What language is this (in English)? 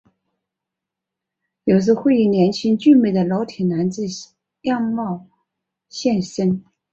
Chinese